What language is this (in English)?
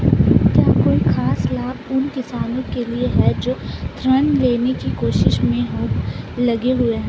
Hindi